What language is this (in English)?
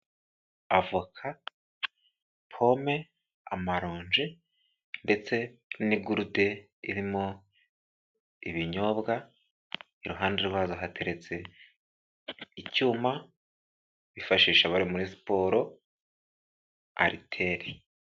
Kinyarwanda